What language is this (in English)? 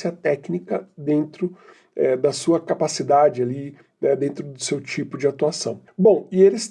Portuguese